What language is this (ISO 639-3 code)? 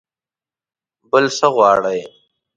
pus